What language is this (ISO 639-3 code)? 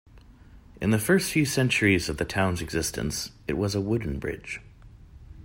eng